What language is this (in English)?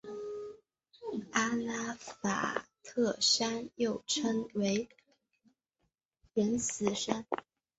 Chinese